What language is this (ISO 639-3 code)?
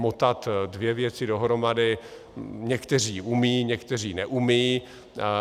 ces